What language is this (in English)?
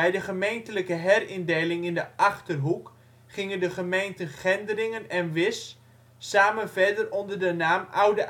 Dutch